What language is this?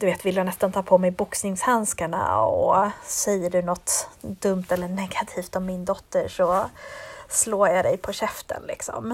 Swedish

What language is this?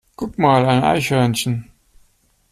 German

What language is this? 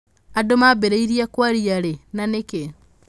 Kikuyu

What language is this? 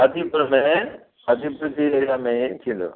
Sindhi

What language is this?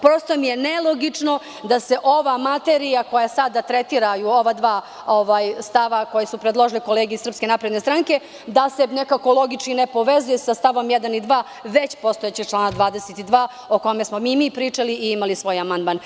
Serbian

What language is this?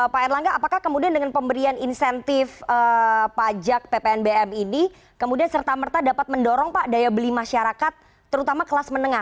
Indonesian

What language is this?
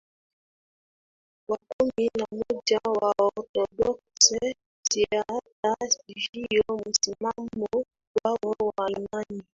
Swahili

